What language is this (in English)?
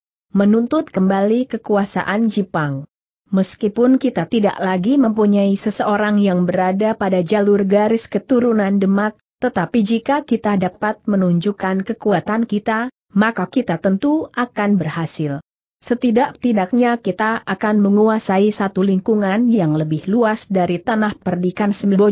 Indonesian